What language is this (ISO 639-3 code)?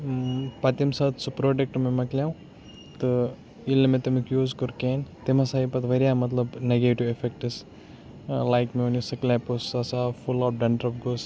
kas